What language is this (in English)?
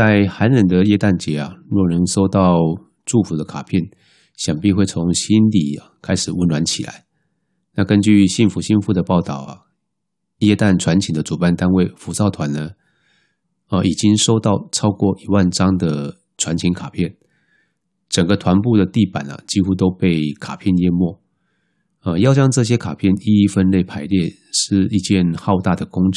Chinese